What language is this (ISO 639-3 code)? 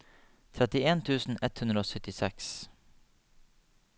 nor